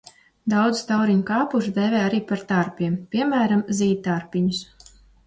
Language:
Latvian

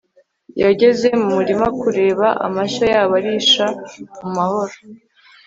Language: Kinyarwanda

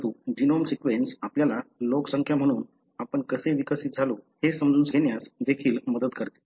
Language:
Marathi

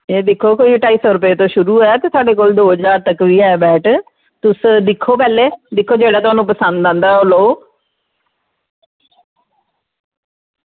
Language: Dogri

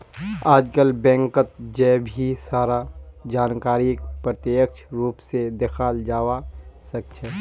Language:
Magahi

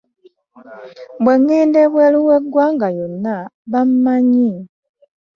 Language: Ganda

